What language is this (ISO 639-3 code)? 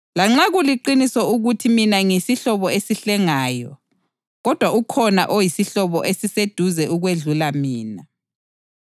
nde